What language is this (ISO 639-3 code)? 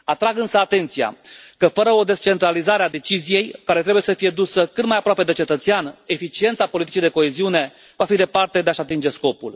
ron